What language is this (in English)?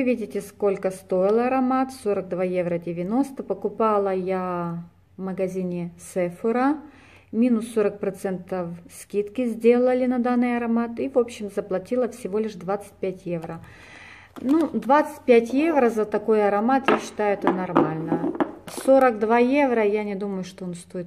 Russian